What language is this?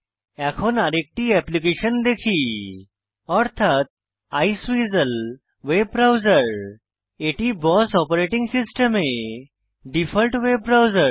Bangla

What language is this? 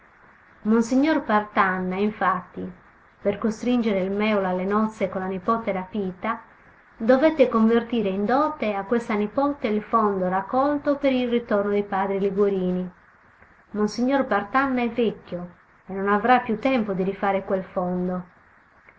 Italian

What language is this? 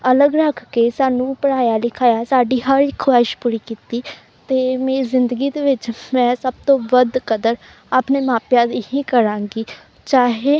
Punjabi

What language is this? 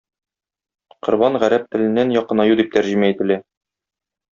Tatar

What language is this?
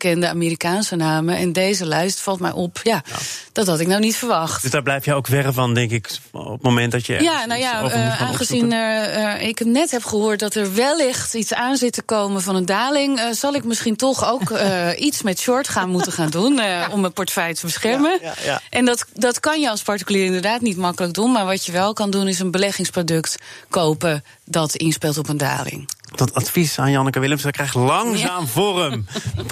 Dutch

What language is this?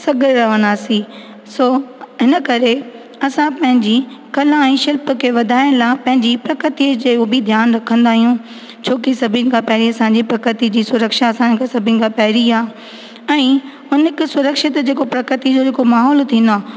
Sindhi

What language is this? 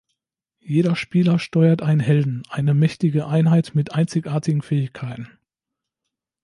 German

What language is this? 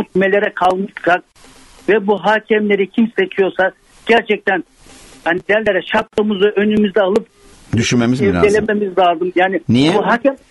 Turkish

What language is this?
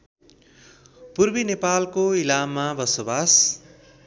Nepali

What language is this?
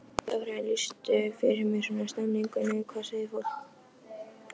Icelandic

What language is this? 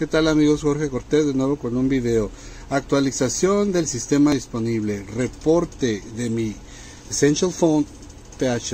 Spanish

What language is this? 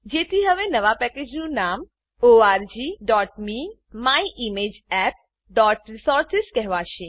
Gujarati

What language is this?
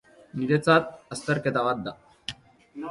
Basque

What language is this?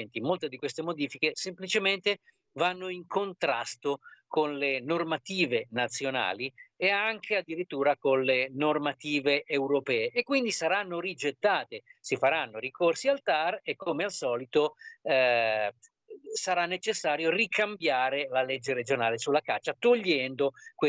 Italian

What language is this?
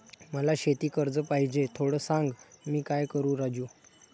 Marathi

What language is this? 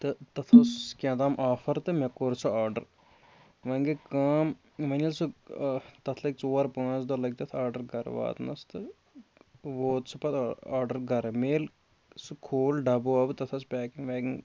Kashmiri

